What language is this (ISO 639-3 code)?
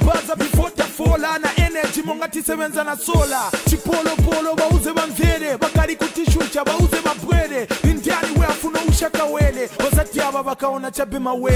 swe